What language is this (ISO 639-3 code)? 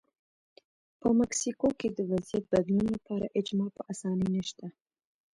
pus